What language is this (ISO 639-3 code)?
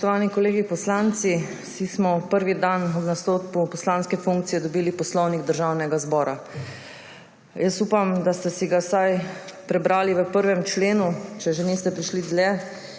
slv